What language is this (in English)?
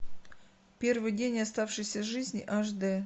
Russian